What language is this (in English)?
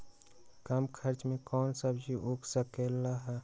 Magahi